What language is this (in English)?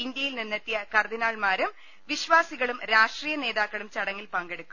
Malayalam